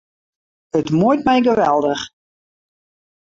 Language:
Western Frisian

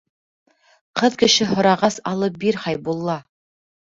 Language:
Bashkir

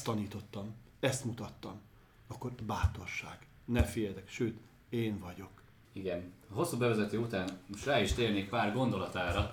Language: Hungarian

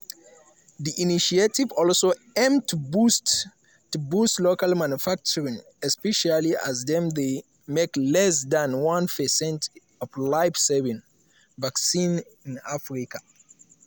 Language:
Nigerian Pidgin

